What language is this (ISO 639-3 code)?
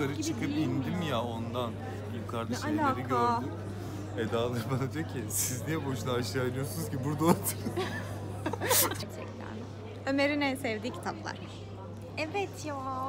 tur